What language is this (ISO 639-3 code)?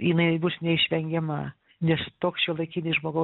lit